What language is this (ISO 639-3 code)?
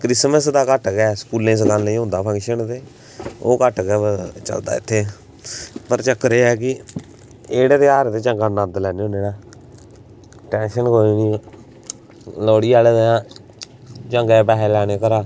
doi